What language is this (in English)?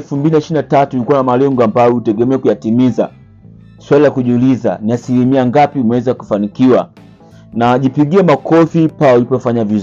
Swahili